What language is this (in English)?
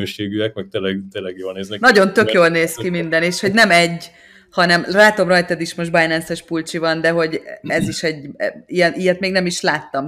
Hungarian